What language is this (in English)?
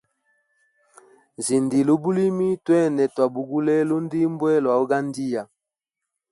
Hemba